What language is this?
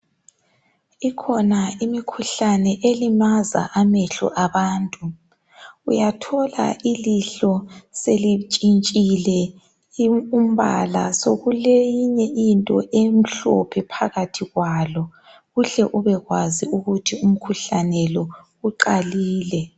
North Ndebele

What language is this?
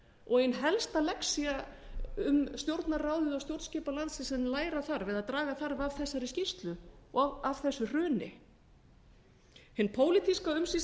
Icelandic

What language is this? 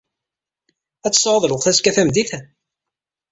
Kabyle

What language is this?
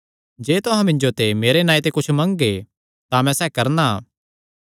Kangri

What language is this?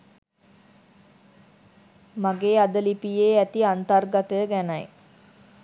Sinhala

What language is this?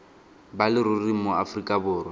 Tswana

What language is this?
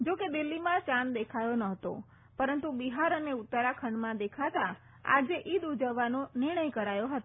Gujarati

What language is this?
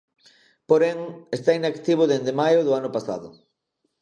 Galician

